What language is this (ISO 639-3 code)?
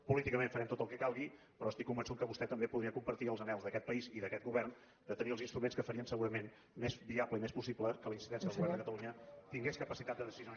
cat